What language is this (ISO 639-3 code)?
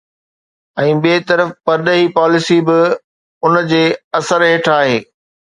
snd